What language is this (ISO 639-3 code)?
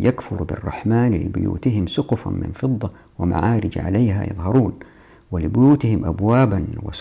ara